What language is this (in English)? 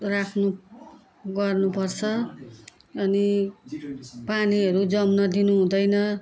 Nepali